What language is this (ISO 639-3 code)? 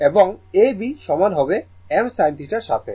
ben